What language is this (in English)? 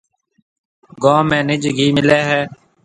Marwari (Pakistan)